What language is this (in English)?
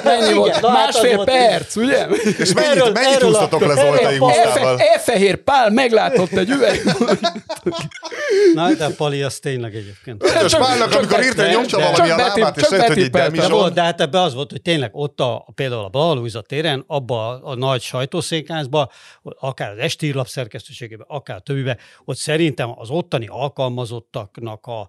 Hungarian